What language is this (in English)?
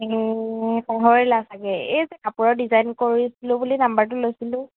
Assamese